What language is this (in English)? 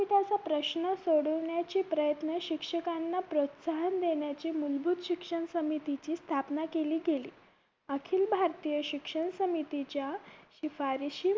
Marathi